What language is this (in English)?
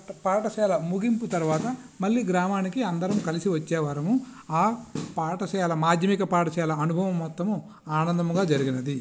Telugu